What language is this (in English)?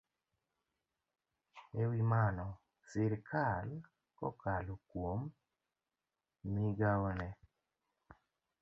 Luo (Kenya and Tanzania)